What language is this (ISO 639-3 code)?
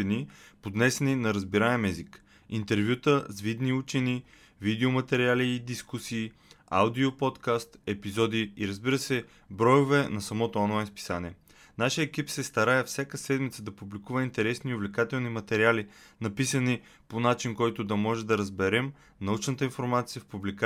bul